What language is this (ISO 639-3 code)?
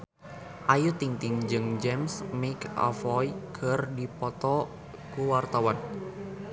sun